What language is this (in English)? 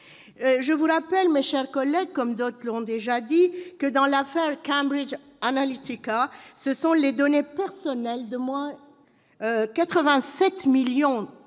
French